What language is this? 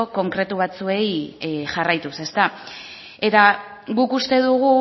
Basque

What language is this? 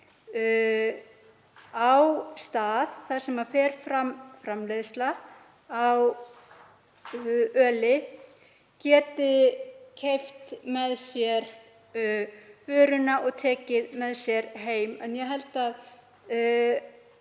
Icelandic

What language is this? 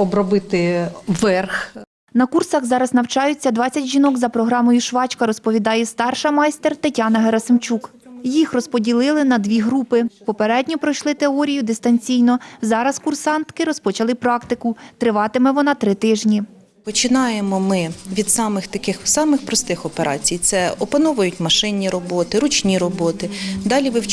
Ukrainian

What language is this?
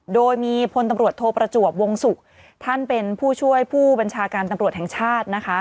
Thai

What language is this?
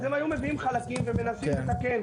Hebrew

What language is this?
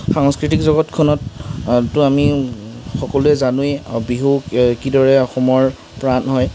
Assamese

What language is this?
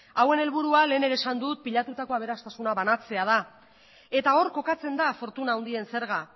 Basque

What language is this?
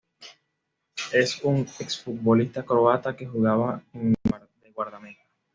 Spanish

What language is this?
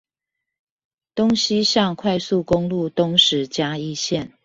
Chinese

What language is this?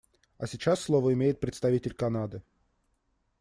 Russian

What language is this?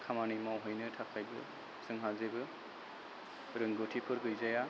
Bodo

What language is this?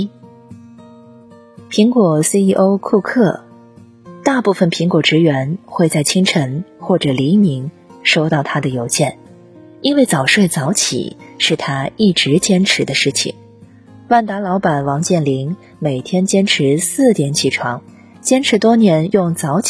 Chinese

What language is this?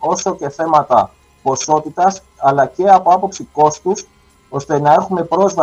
Greek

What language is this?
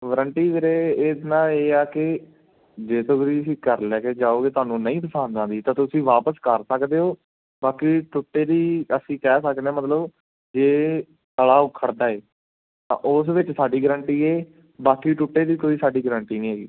Punjabi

